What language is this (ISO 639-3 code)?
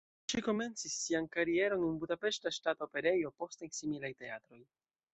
epo